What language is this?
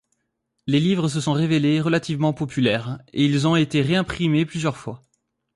French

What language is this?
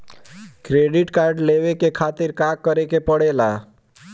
Bhojpuri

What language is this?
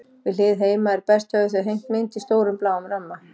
Icelandic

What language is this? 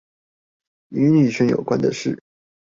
Chinese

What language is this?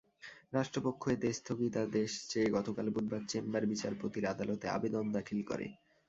Bangla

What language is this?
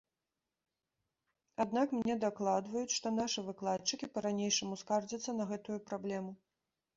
Belarusian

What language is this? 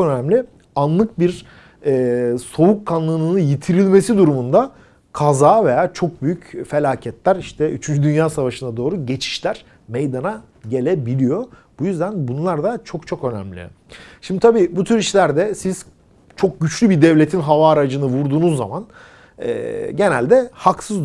Turkish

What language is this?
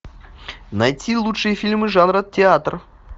Russian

